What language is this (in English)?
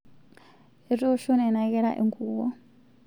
Masai